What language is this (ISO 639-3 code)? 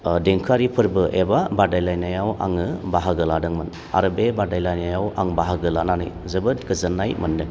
brx